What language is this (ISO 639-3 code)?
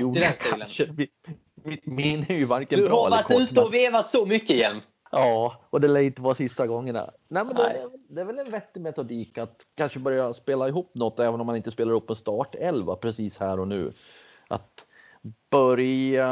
swe